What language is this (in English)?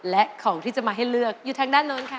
Thai